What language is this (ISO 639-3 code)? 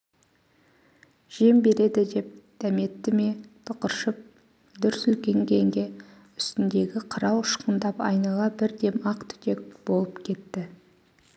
kaz